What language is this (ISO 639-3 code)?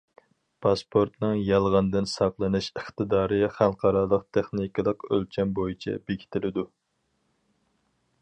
uig